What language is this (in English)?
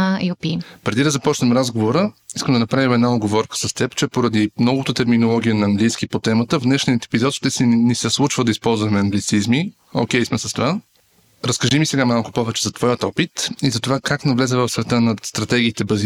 Bulgarian